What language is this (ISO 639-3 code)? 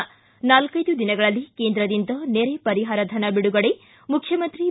kan